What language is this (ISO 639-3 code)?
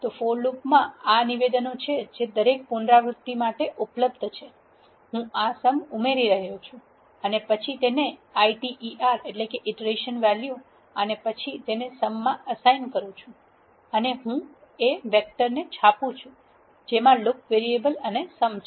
guj